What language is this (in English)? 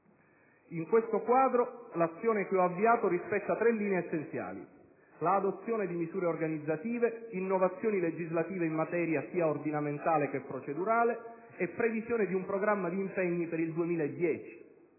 Italian